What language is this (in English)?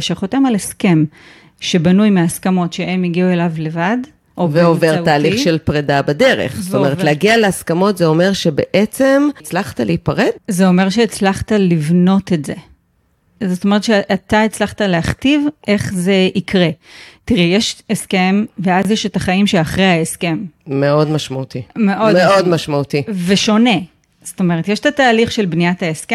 Hebrew